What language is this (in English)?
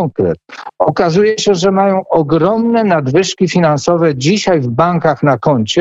Polish